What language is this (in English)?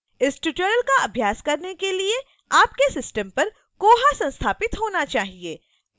Hindi